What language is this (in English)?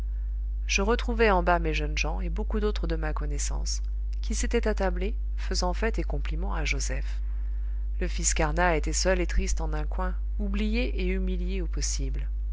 French